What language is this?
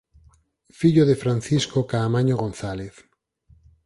Galician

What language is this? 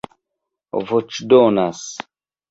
Esperanto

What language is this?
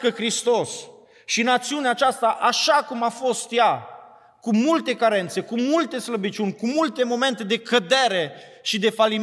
Romanian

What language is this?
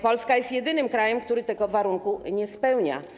Polish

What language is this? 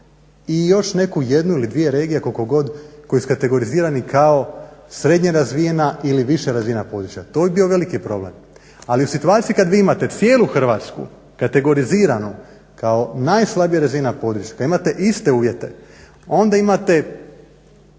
Croatian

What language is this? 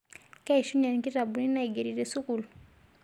Masai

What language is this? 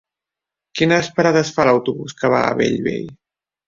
Catalan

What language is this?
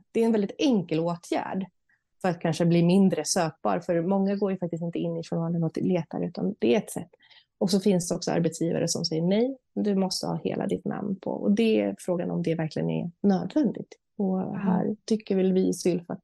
Swedish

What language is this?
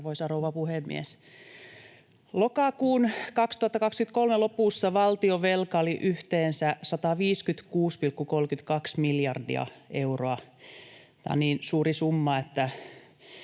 Finnish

